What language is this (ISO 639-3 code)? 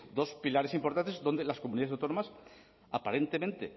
spa